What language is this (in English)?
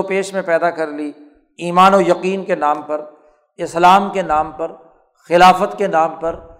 Urdu